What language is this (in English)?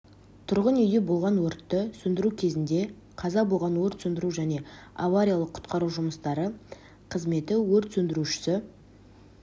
Kazakh